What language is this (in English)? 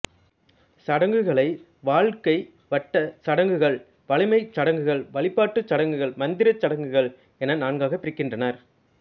Tamil